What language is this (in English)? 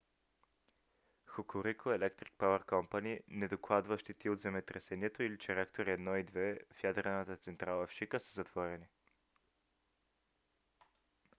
Bulgarian